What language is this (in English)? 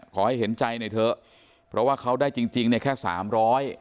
Thai